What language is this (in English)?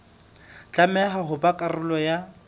Southern Sotho